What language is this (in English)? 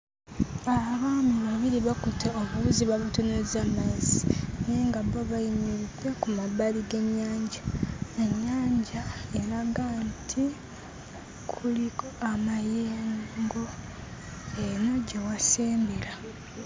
Ganda